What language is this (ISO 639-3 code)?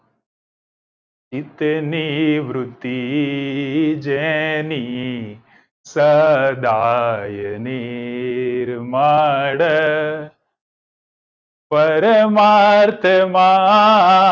guj